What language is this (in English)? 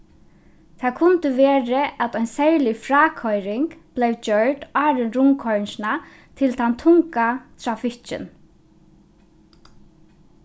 Faroese